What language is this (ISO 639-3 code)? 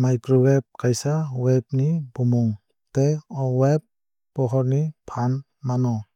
trp